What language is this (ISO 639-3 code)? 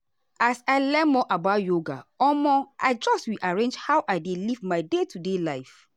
pcm